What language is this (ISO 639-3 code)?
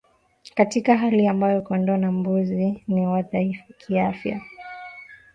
swa